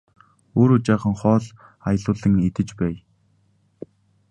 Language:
Mongolian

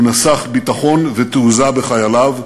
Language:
Hebrew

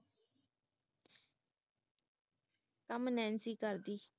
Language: Punjabi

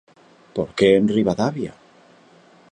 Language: Galician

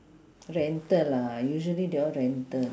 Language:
English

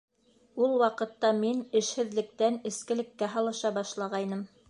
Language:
Bashkir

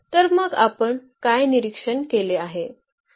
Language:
Marathi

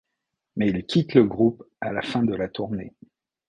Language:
French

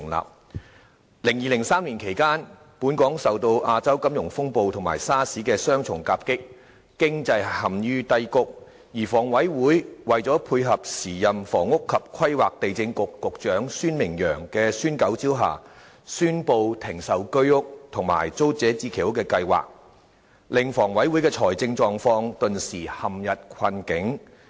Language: Cantonese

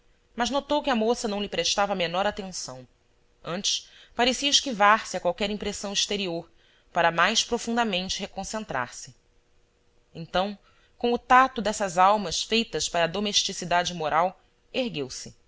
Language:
Portuguese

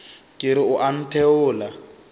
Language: Northern Sotho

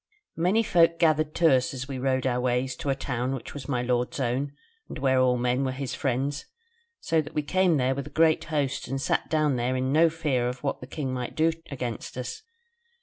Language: English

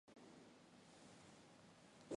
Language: Mongolian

